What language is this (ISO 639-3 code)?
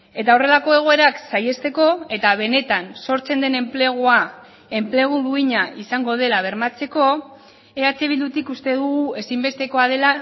eus